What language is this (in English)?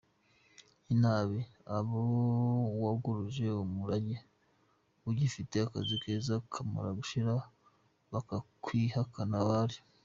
Kinyarwanda